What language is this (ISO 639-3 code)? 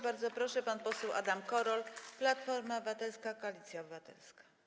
pol